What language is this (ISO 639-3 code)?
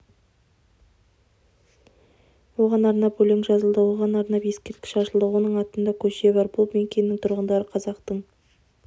kaz